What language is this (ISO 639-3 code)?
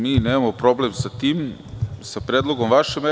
srp